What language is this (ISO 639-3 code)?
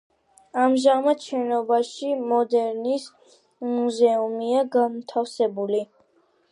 kat